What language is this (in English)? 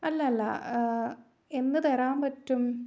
Malayalam